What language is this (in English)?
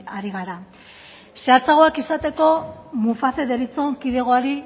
Basque